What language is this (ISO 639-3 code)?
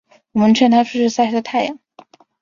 zho